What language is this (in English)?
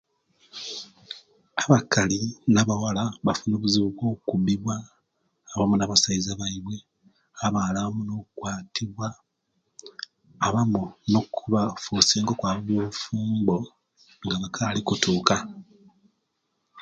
Kenyi